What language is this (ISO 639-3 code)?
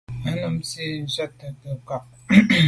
byv